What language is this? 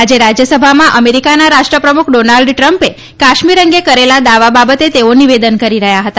Gujarati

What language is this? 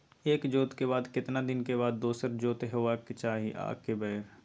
Maithili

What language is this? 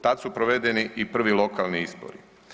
Croatian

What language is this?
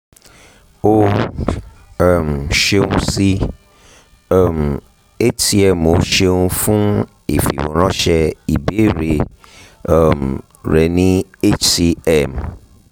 Yoruba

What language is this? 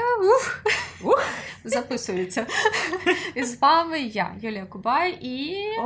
Ukrainian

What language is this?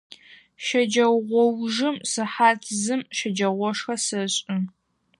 Adyghe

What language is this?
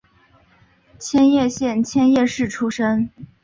Chinese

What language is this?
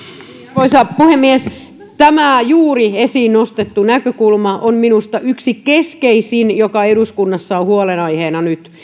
Finnish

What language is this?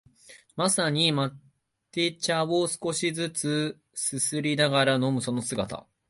Japanese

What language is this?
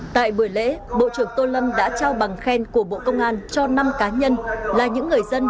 Vietnamese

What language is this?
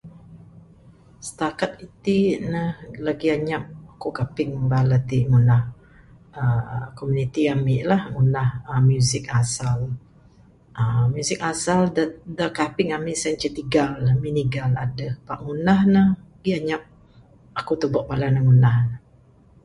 Bukar-Sadung Bidayuh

